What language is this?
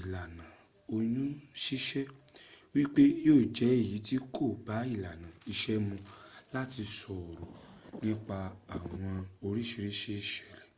Yoruba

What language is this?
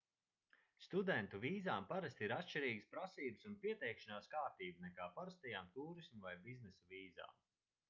Latvian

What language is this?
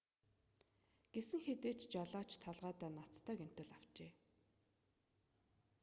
Mongolian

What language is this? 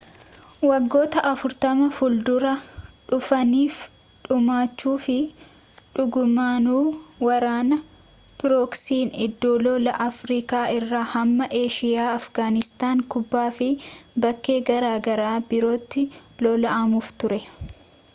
Oromo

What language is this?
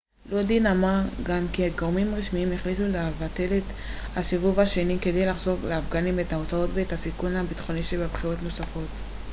Hebrew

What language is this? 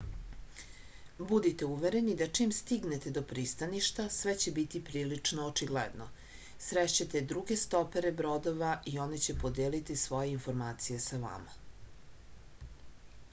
Serbian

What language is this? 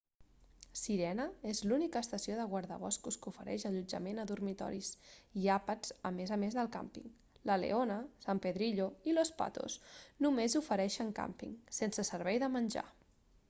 Catalan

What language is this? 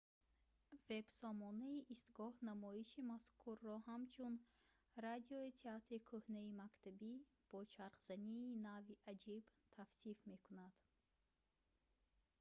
Tajik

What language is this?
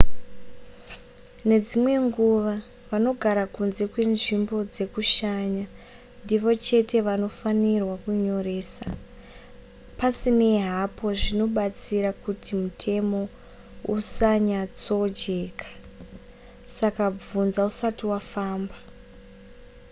Shona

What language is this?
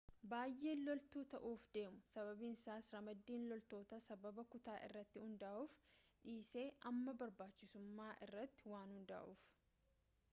Oromo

